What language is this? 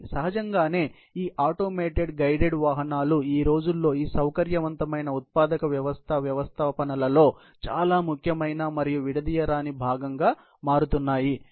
Telugu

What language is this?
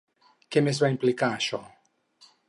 Catalan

